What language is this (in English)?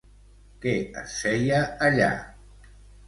Catalan